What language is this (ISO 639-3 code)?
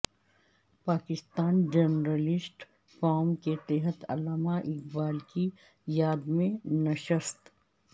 urd